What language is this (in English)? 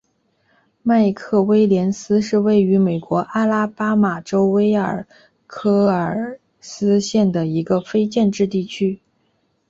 Chinese